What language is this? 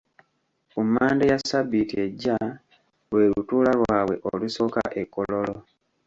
Ganda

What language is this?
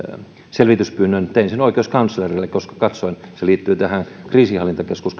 Finnish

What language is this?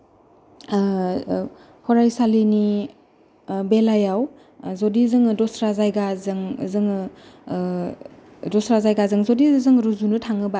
Bodo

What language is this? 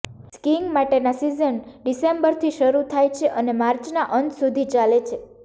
Gujarati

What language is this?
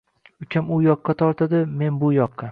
Uzbek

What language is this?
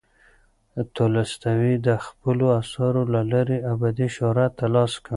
Pashto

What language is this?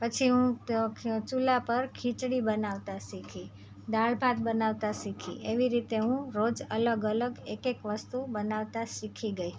Gujarati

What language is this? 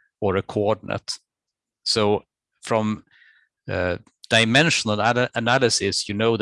English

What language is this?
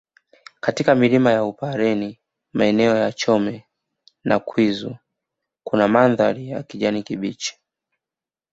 Swahili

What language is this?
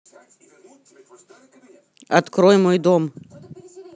Russian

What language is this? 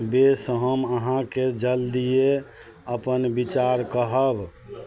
Maithili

